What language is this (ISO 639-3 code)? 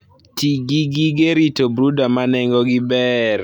luo